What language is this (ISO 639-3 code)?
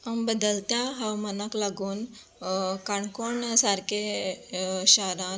kok